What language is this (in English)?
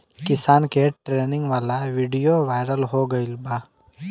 Bhojpuri